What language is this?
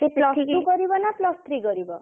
Odia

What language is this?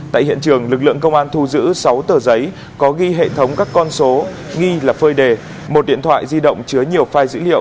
Vietnamese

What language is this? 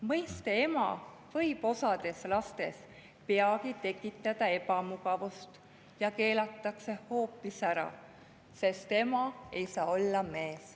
Estonian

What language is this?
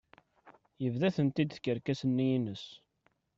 Kabyle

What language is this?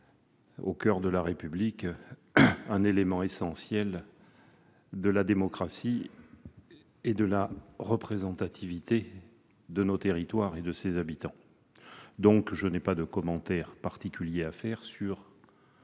French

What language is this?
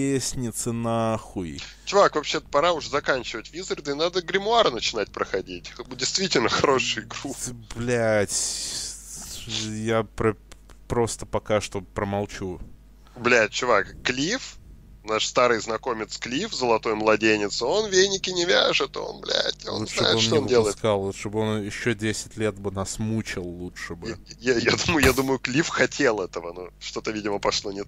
Russian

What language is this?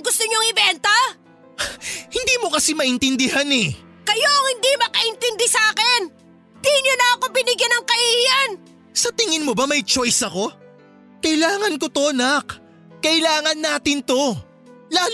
Filipino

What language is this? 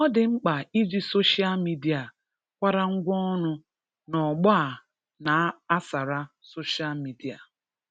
Igbo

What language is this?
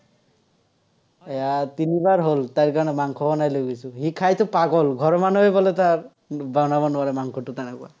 Assamese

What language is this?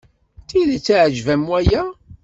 Kabyle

